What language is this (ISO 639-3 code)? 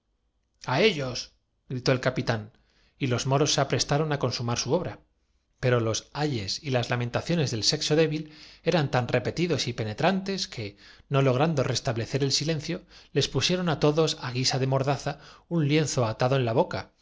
spa